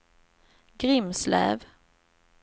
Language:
Swedish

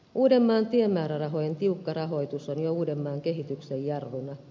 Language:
Finnish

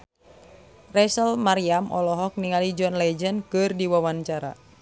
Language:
Sundanese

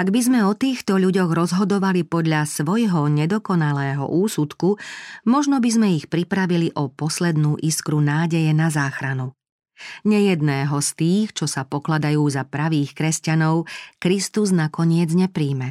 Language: Slovak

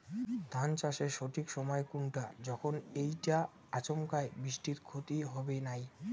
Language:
Bangla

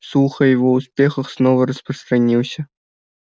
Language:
Russian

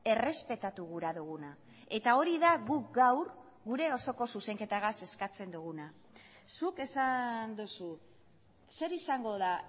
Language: Basque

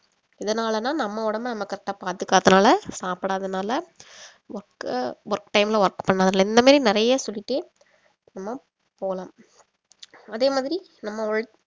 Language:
Tamil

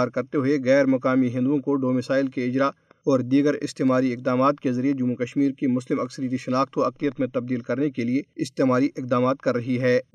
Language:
Urdu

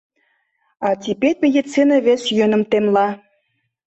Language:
Mari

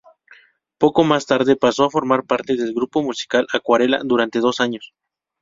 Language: Spanish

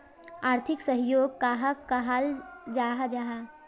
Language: Magahi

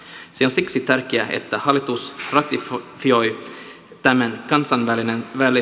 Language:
Finnish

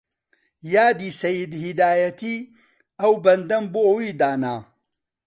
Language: Central Kurdish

